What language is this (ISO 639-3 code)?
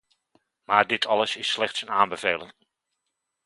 nld